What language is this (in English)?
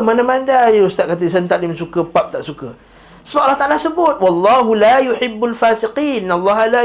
Malay